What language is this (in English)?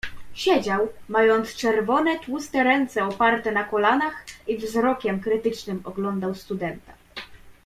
Polish